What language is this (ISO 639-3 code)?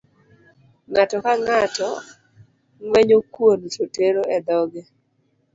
luo